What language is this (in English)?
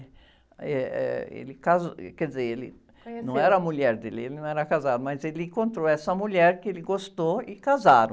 Portuguese